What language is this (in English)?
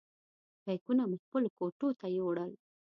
Pashto